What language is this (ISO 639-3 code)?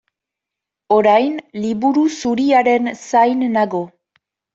eus